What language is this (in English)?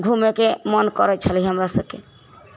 Maithili